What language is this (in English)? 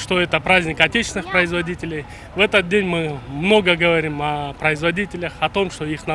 Russian